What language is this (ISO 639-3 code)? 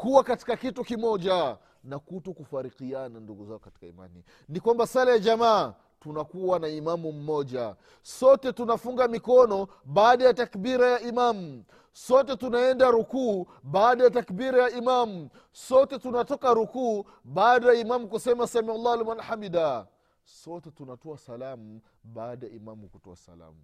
swa